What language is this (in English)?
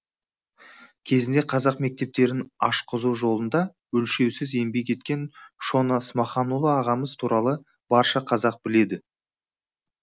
Kazakh